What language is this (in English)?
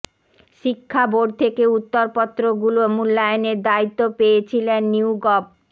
Bangla